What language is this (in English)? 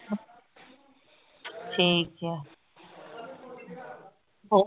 Punjabi